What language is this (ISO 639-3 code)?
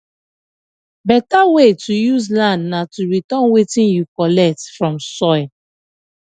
pcm